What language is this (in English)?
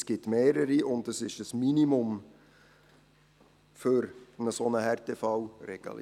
Swiss German